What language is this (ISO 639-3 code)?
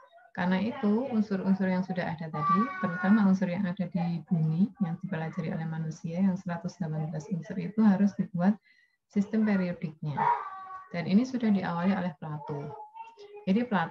ind